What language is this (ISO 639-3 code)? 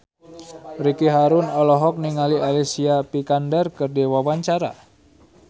sun